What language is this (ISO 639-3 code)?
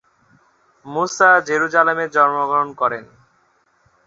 ben